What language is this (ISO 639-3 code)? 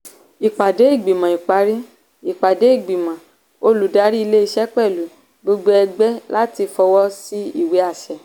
yor